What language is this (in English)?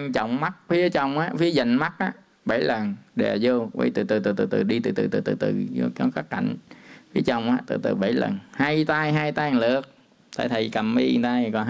Vietnamese